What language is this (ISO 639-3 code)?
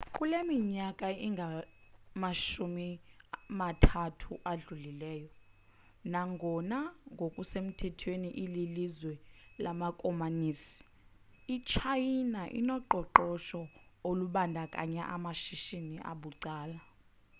xho